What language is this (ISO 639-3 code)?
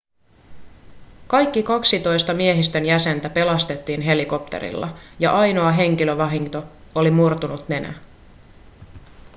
fin